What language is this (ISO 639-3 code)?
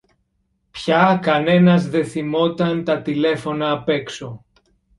ell